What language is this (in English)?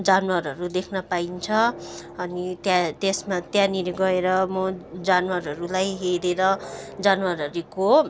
Nepali